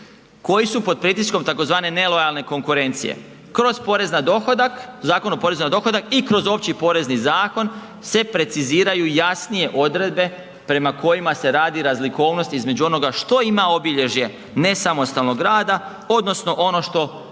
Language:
Croatian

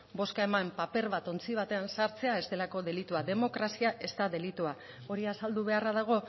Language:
Basque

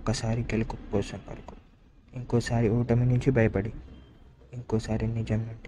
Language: Telugu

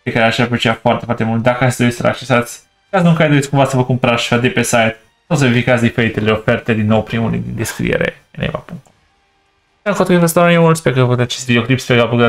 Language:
Romanian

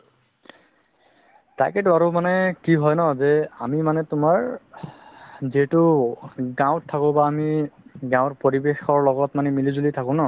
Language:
Assamese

